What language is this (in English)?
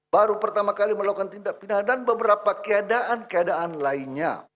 Indonesian